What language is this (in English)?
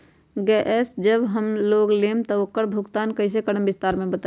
Magahi